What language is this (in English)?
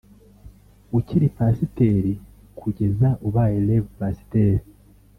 Kinyarwanda